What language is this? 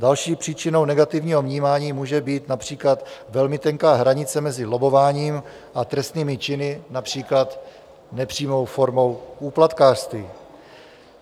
Czech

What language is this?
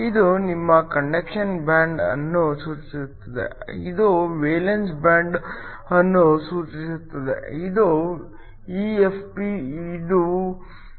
Kannada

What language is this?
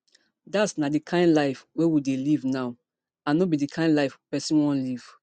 Nigerian Pidgin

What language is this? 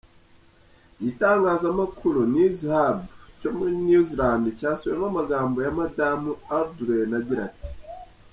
Kinyarwanda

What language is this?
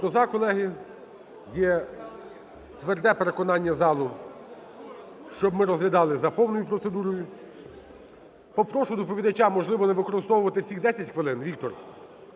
Ukrainian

